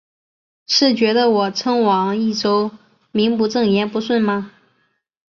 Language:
Chinese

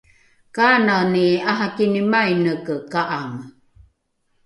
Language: Rukai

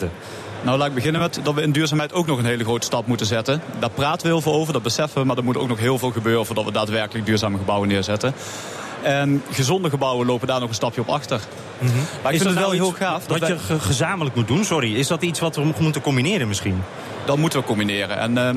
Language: Dutch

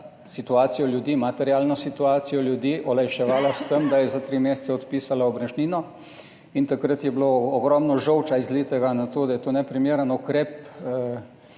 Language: Slovenian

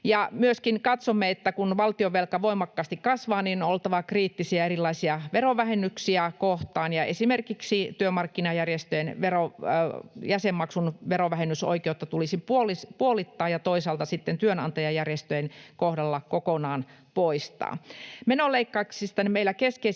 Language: Finnish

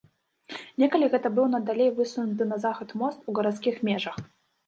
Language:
Belarusian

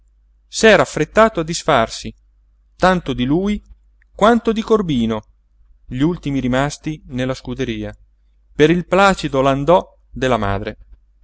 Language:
Italian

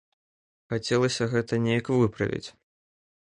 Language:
Belarusian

